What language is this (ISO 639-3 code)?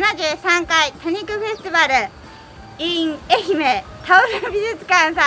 jpn